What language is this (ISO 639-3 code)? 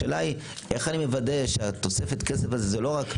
heb